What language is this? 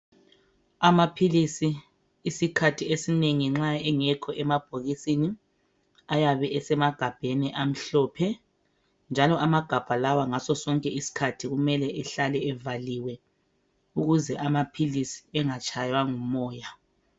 North Ndebele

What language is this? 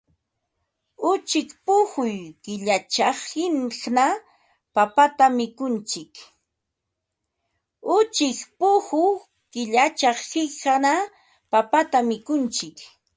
Ambo-Pasco Quechua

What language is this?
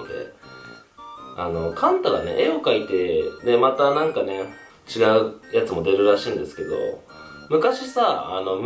Japanese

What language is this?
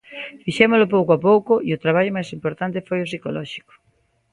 Galician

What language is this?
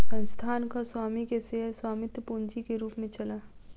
Maithili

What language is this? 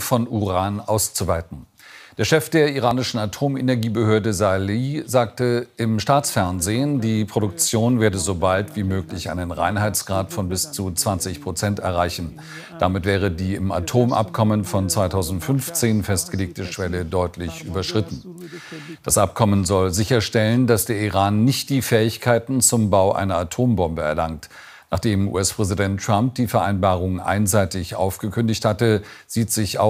German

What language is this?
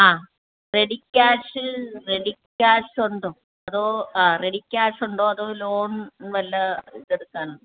Malayalam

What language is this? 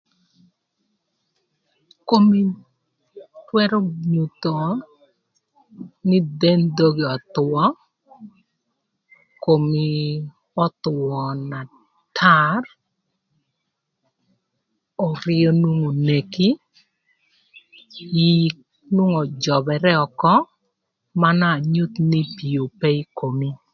Thur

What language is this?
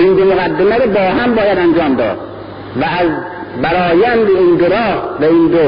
Persian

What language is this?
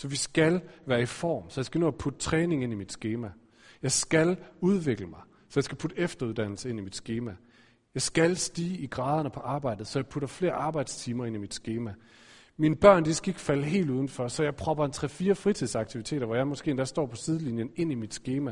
Danish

